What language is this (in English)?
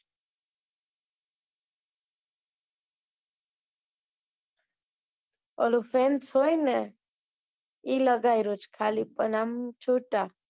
Gujarati